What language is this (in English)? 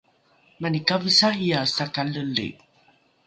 Rukai